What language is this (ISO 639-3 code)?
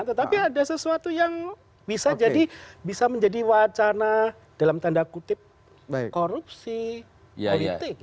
ind